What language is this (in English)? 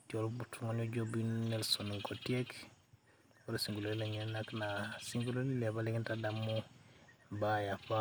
Masai